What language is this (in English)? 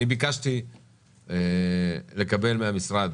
Hebrew